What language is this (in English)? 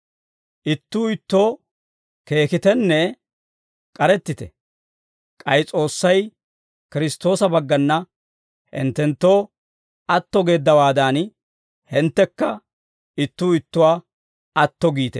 Dawro